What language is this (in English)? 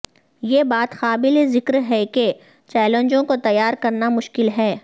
Urdu